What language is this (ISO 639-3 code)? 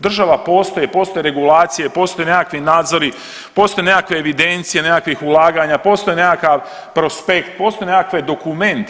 hrv